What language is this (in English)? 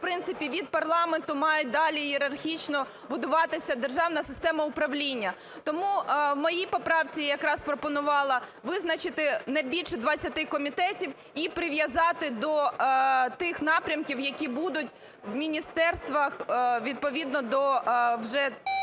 Ukrainian